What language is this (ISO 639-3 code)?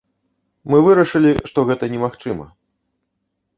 bel